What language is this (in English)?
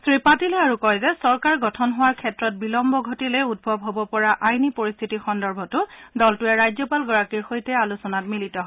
Assamese